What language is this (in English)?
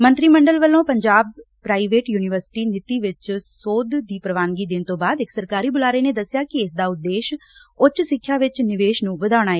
Punjabi